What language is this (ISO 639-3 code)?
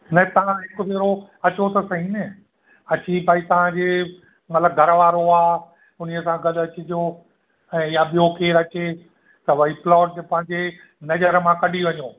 snd